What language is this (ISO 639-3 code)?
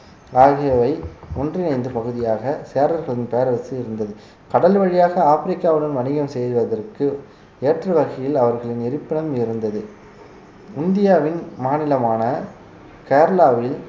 tam